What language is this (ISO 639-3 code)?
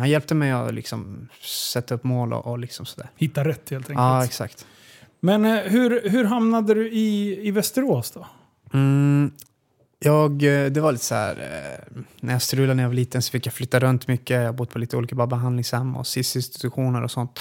swe